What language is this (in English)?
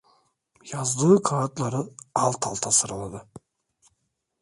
Turkish